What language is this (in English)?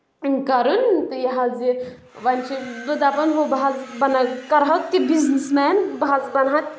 Kashmiri